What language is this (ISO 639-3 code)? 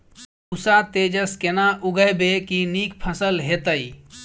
mai